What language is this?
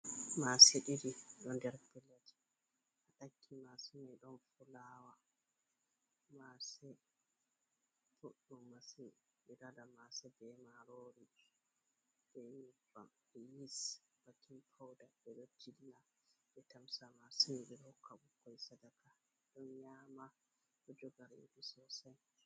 Fula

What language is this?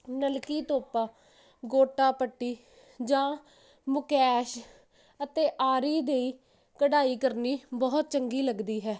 Punjabi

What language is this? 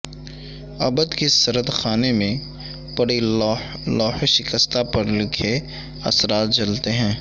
Urdu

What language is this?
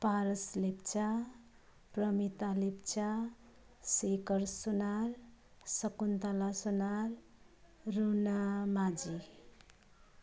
Nepali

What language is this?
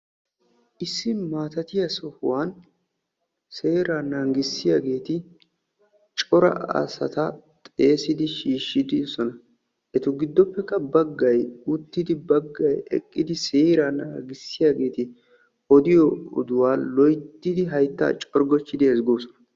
Wolaytta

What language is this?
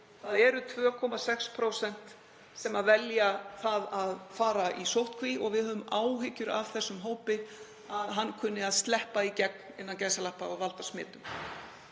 Icelandic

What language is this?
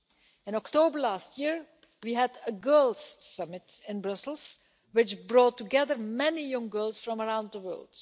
English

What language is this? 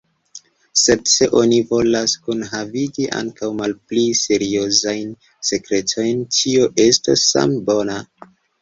Esperanto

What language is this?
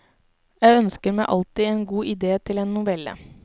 Norwegian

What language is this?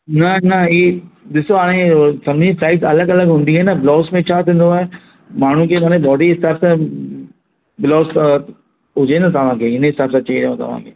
Sindhi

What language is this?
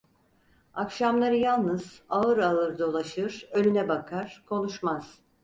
Turkish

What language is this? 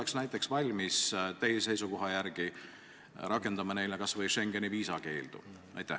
Estonian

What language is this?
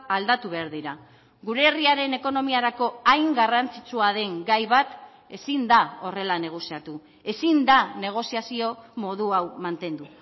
Basque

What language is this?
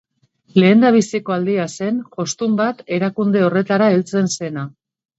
Basque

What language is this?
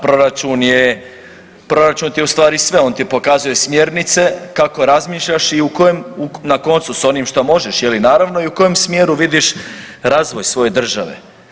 Croatian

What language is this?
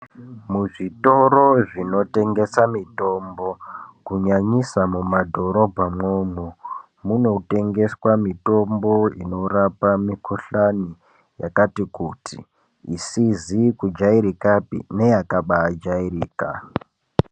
Ndau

